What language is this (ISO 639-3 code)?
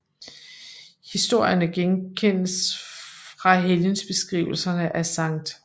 dan